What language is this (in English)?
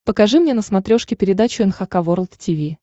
Russian